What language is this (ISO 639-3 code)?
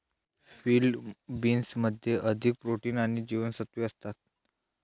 mar